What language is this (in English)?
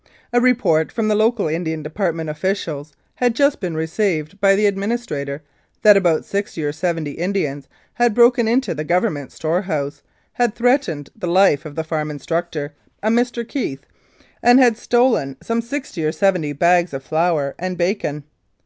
English